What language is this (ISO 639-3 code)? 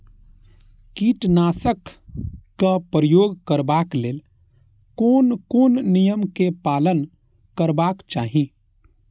mai